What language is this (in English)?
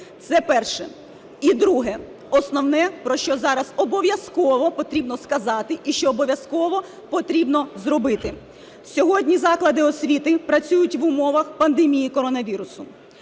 Ukrainian